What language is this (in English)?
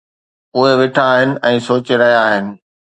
Sindhi